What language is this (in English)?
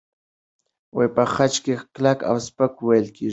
Pashto